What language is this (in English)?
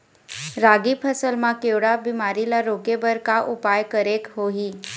Chhattisgarhi